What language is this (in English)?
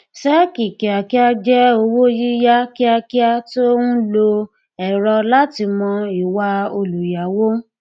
Yoruba